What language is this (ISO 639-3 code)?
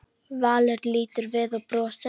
isl